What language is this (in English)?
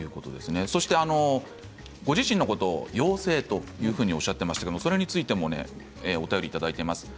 Japanese